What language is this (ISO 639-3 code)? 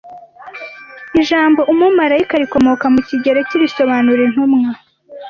kin